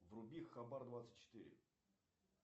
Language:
Russian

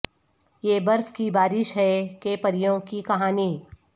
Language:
Urdu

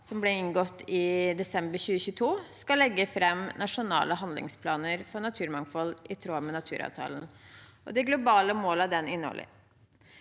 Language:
Norwegian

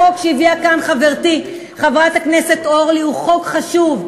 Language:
Hebrew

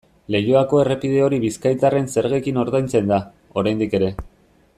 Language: Basque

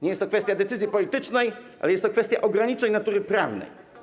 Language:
Polish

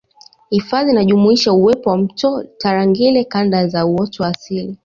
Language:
Swahili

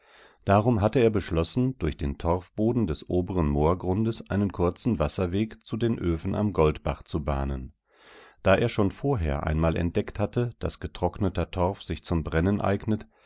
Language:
German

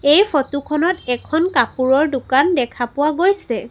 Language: Assamese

